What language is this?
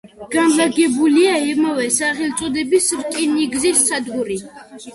Georgian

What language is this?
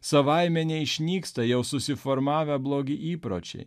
Lithuanian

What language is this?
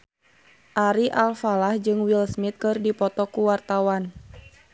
Sundanese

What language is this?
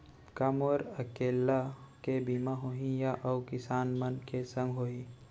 Chhattisgarhi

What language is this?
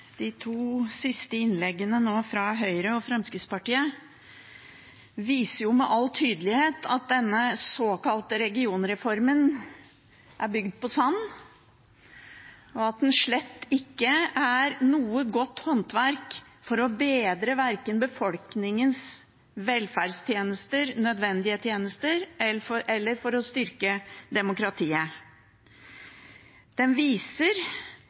Norwegian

